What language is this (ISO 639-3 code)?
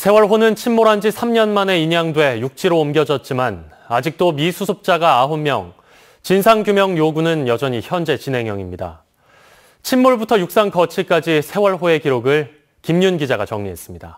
kor